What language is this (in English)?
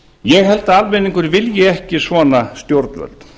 Icelandic